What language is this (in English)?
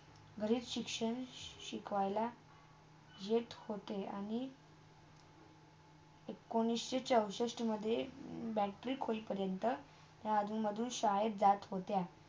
Marathi